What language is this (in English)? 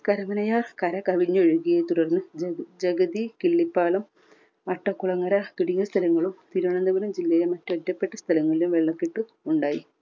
Malayalam